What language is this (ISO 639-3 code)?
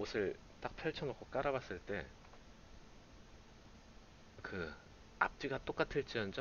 kor